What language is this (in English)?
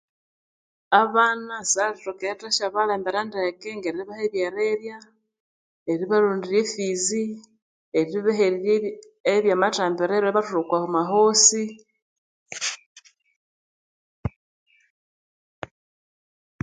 Konzo